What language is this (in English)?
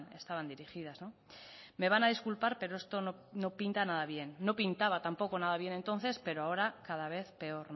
Spanish